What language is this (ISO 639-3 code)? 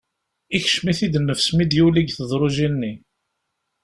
kab